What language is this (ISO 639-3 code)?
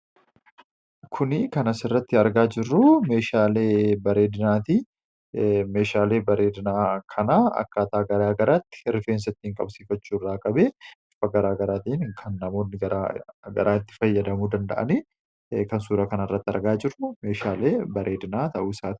orm